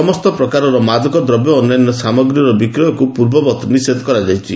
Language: Odia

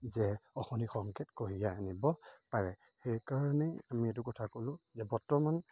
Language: Assamese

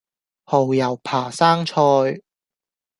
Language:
Cantonese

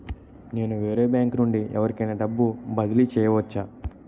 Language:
Telugu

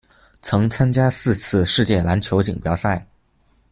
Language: Chinese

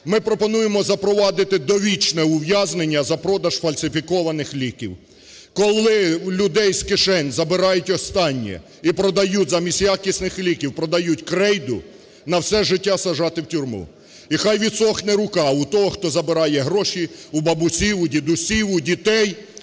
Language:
Ukrainian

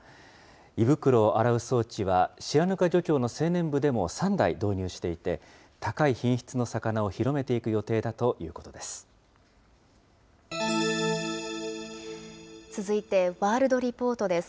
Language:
Japanese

